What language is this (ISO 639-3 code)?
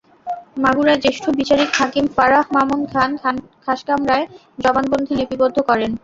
ben